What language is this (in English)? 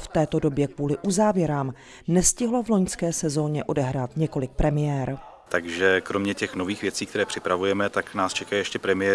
Czech